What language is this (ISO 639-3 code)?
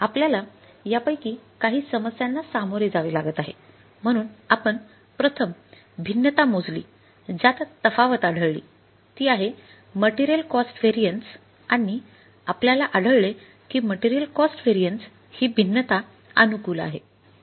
mar